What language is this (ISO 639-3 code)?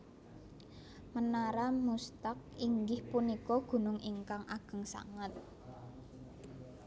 jav